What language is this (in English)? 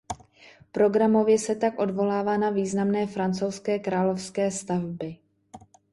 Czech